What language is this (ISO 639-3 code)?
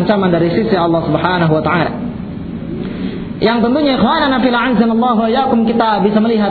msa